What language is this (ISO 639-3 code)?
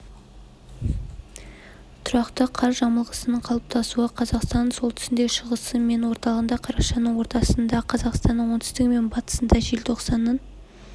kaz